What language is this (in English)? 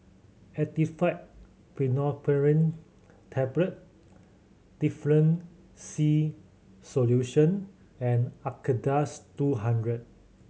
English